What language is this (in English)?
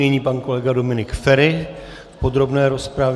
Czech